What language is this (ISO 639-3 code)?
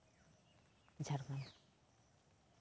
sat